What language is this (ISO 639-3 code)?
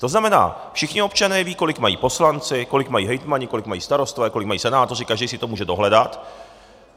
ces